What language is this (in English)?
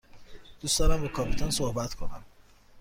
Persian